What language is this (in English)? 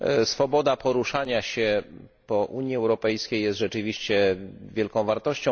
Polish